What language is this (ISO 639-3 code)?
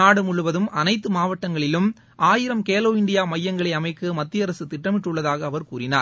tam